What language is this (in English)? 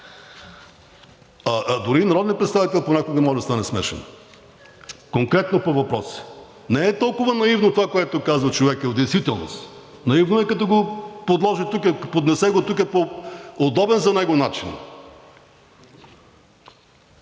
Bulgarian